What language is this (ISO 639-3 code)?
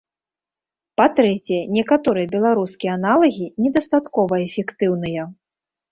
bel